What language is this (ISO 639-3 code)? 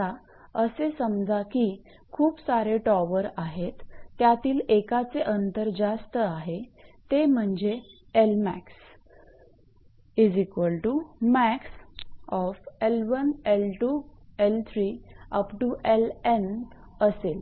mar